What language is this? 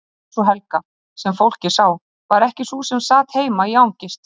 Icelandic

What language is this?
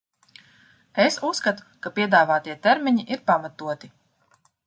Latvian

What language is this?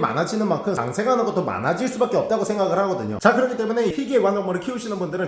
Korean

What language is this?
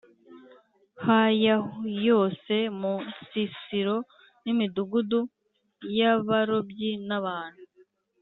Kinyarwanda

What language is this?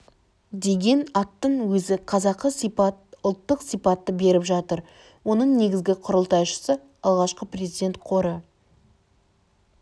Kazakh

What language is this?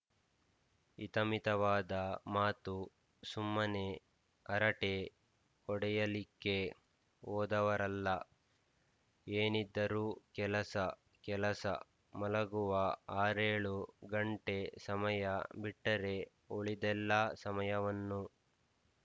Kannada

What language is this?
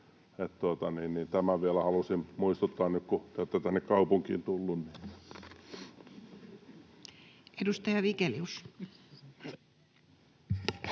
Finnish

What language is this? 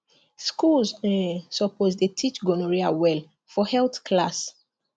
Nigerian Pidgin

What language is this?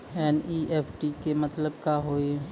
Maithili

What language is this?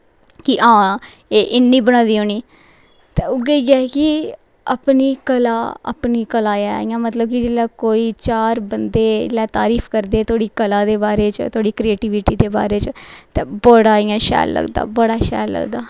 Dogri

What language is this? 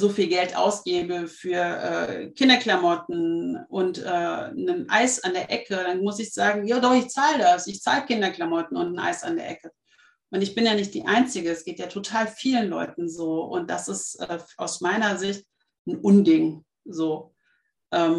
German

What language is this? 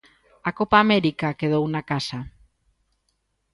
Galician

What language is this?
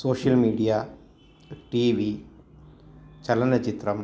Sanskrit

